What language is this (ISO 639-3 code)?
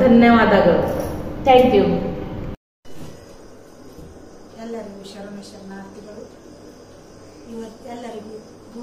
hin